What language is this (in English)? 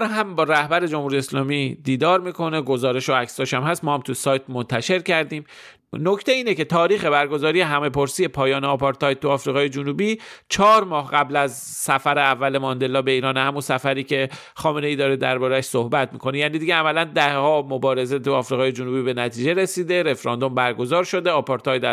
Persian